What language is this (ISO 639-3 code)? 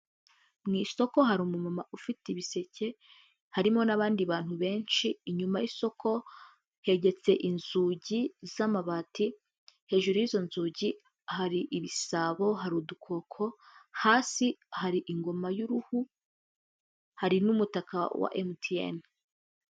kin